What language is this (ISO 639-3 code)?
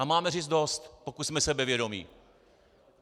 ces